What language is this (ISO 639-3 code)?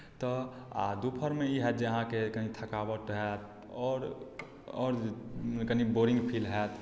mai